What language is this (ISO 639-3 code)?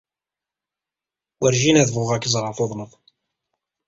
kab